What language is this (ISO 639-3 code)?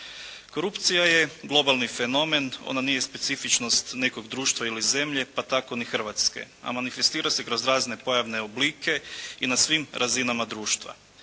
hrv